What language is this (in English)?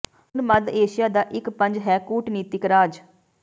Punjabi